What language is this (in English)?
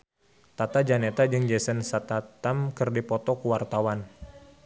Sundanese